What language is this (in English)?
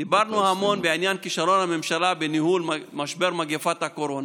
Hebrew